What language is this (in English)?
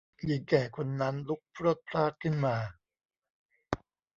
Thai